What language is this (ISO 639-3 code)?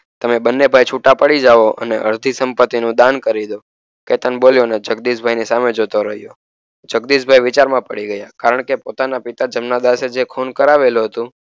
guj